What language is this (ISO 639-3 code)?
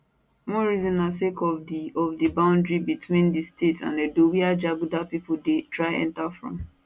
pcm